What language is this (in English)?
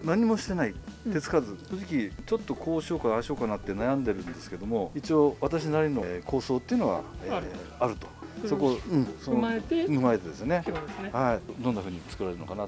Japanese